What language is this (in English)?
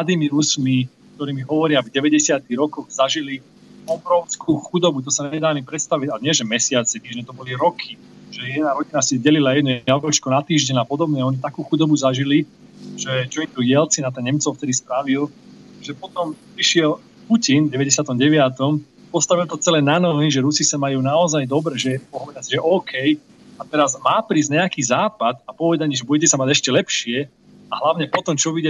Slovak